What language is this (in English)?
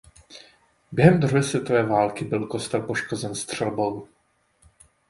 Czech